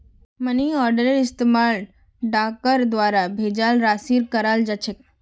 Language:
Magahi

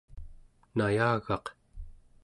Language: Central Yupik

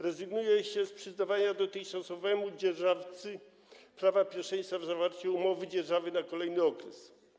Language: Polish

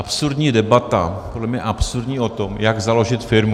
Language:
Czech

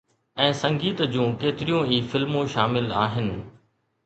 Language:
Sindhi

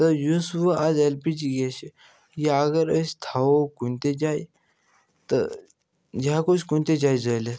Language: Kashmiri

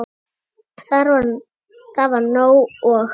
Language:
Icelandic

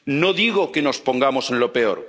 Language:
Spanish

